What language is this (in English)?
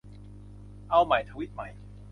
Thai